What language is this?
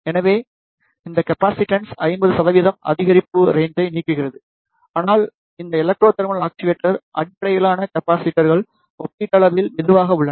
Tamil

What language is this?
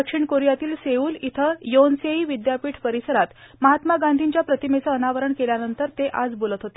Marathi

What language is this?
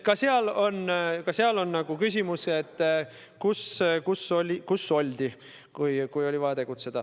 Estonian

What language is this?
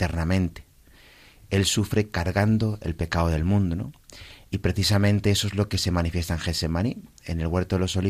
Spanish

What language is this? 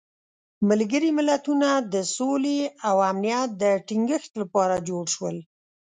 Pashto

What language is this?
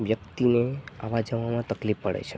Gujarati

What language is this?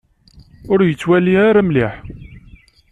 Kabyle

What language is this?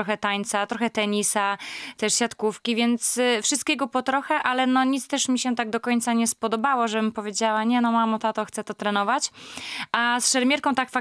Polish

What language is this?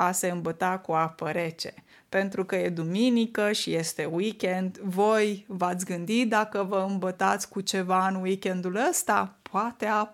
Romanian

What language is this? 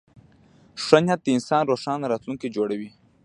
Pashto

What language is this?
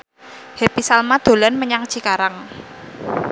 Javanese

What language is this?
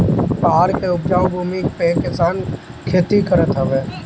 Bhojpuri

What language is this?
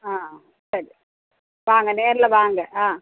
Tamil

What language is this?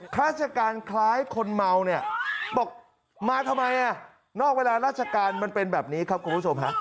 Thai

